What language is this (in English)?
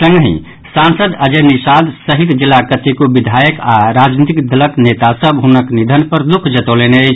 Maithili